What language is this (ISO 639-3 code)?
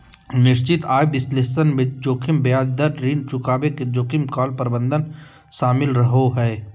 mag